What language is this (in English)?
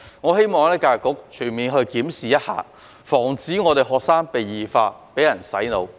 Cantonese